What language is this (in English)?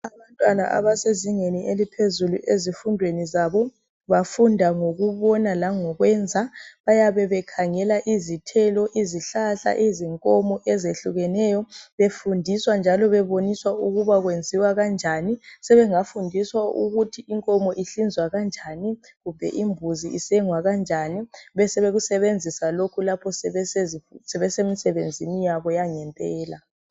North Ndebele